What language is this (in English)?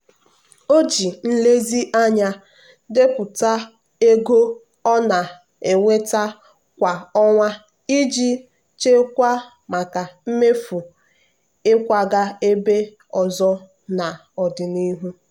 Igbo